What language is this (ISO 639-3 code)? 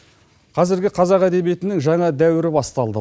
kaz